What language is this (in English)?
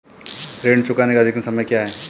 Hindi